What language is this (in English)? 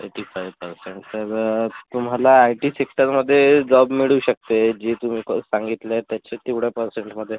Marathi